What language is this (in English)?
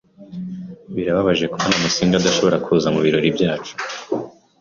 Kinyarwanda